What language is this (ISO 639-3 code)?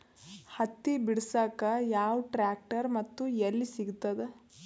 kan